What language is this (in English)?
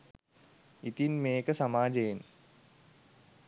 Sinhala